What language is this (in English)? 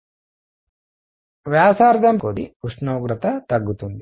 Telugu